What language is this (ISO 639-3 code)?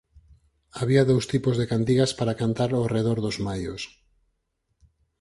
glg